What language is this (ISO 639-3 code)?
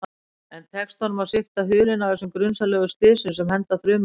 isl